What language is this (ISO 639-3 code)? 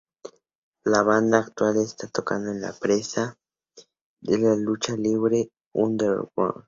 spa